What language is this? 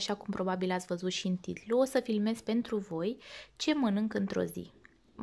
Romanian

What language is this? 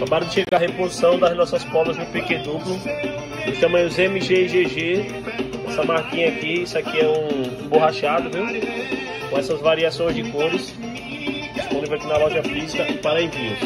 Portuguese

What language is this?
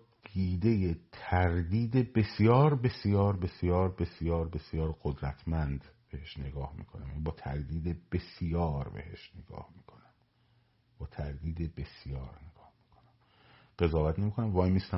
Persian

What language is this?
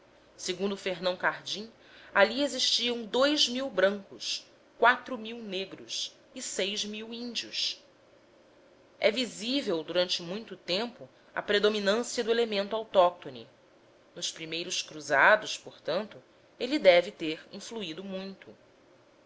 Portuguese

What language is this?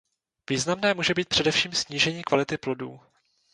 Czech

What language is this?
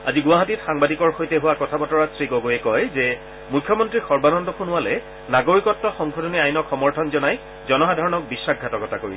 Assamese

